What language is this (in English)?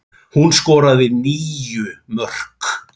Icelandic